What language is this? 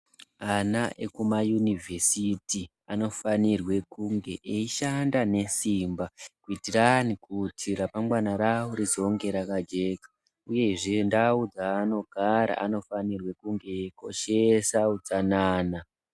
Ndau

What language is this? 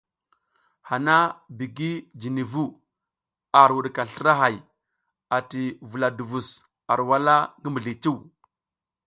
South Giziga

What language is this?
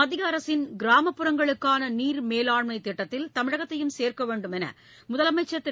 Tamil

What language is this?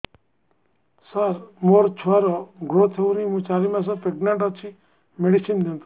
Odia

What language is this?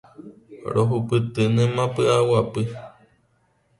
Guarani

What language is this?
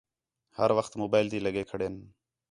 Khetrani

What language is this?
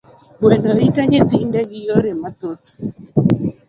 Luo (Kenya and Tanzania)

